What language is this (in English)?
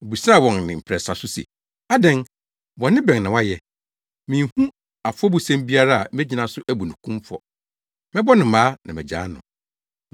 Akan